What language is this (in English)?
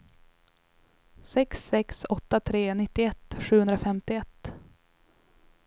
Swedish